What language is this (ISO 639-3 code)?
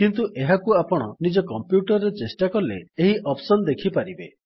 ori